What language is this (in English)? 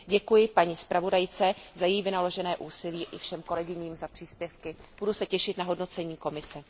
Czech